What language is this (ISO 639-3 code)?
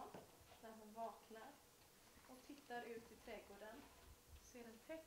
swe